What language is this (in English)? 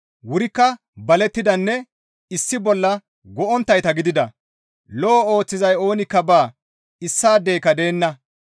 Gamo